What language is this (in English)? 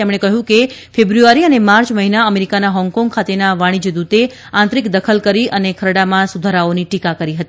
Gujarati